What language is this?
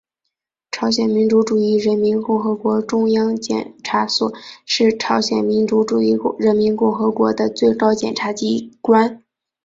Chinese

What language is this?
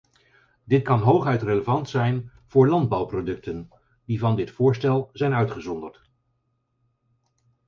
Dutch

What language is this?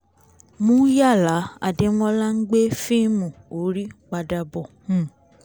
Yoruba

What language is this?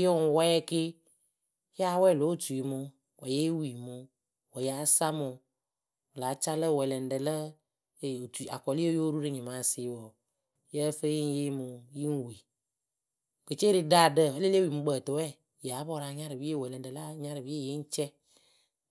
Akebu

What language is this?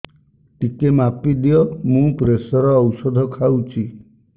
Odia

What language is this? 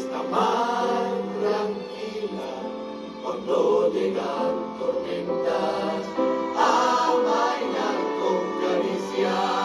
Romanian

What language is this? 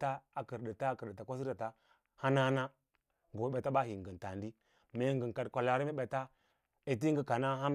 Lala-Roba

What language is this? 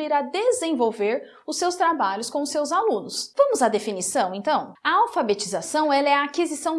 Portuguese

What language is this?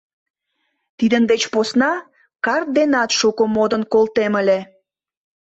Mari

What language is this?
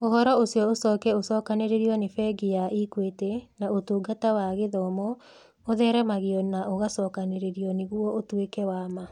Kikuyu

